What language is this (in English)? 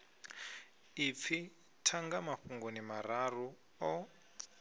Venda